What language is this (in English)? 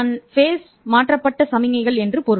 Tamil